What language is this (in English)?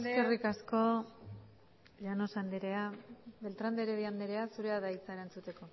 Basque